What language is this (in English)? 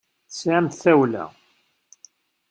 Kabyle